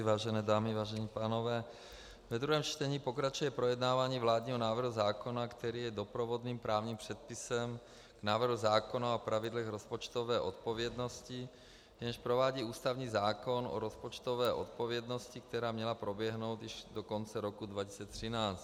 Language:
Czech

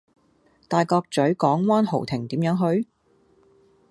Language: Cantonese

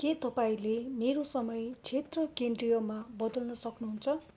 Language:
Nepali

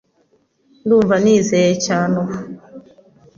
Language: Kinyarwanda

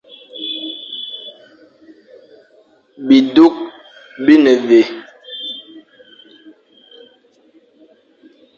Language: Fang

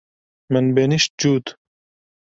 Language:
Kurdish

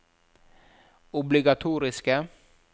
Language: Norwegian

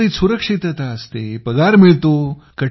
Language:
Marathi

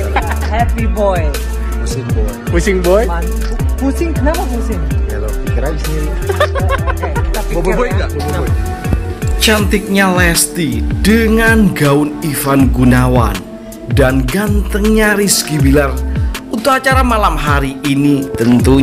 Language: Indonesian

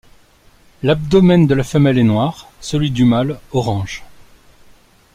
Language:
French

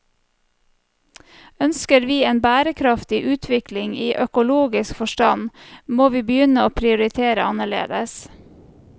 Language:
Norwegian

